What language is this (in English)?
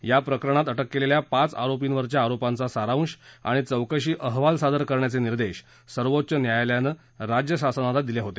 Marathi